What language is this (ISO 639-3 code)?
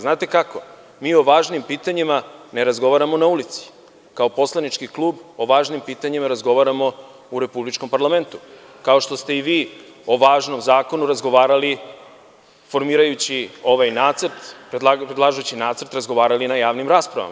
srp